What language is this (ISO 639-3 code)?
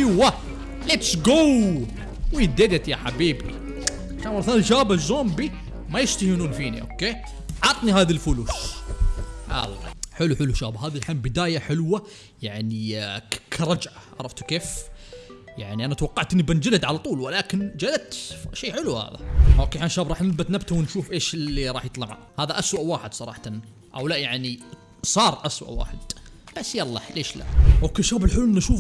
ara